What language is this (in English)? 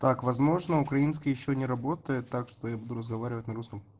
Russian